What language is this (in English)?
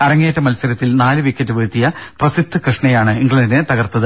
Malayalam